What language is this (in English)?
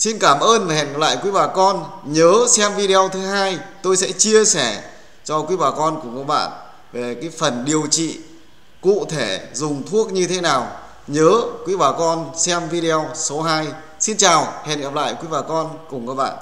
Vietnamese